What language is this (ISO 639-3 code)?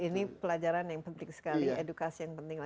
ind